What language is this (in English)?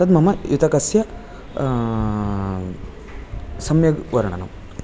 Sanskrit